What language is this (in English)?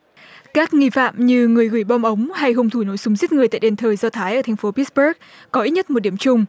Vietnamese